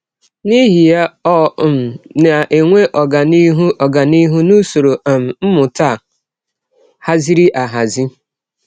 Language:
Igbo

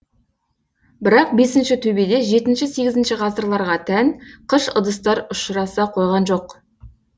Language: Kazakh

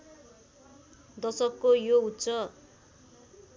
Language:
Nepali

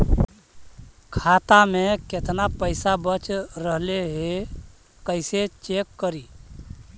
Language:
Magahi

